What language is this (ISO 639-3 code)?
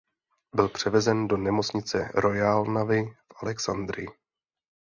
ces